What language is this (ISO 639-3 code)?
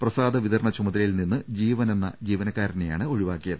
mal